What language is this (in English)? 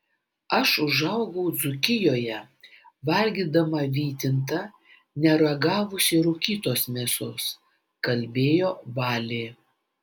Lithuanian